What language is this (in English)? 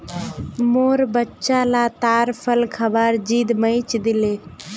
Magahi